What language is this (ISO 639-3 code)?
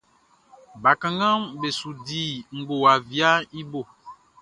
bci